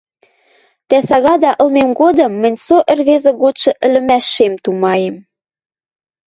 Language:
Western Mari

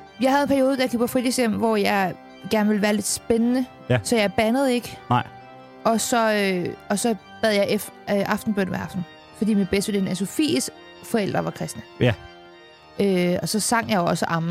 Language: Danish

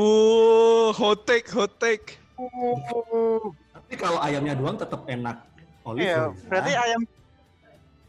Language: Indonesian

